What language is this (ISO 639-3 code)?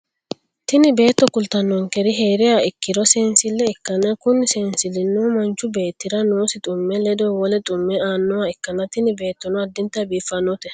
sid